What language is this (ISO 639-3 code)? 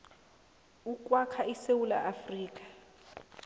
nbl